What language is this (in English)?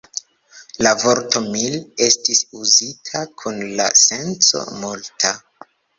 Esperanto